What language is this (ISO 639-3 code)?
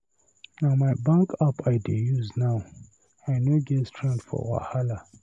pcm